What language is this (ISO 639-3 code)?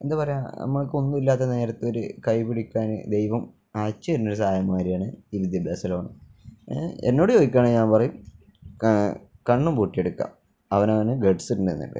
mal